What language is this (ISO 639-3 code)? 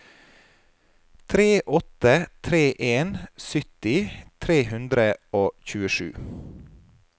nor